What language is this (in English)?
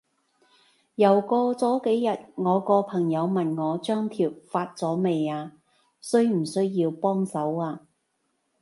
Cantonese